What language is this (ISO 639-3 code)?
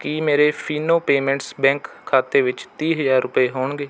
pan